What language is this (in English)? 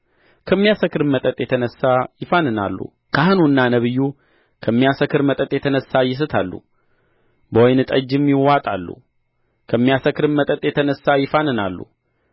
Amharic